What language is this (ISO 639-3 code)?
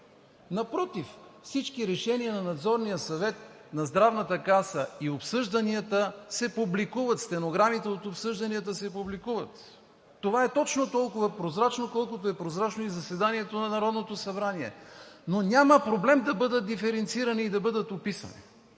bul